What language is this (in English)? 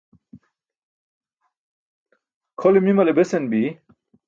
Burushaski